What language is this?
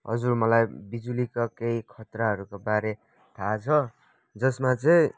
Nepali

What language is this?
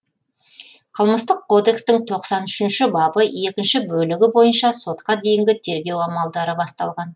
Kazakh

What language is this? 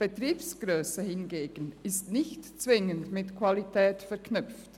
Swiss German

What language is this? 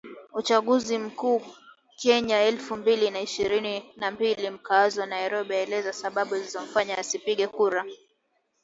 Swahili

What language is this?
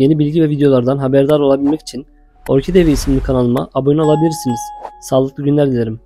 Turkish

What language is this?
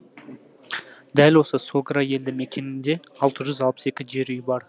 Kazakh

